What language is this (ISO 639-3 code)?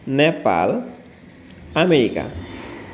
asm